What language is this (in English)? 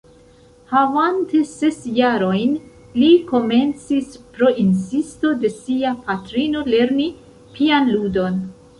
Esperanto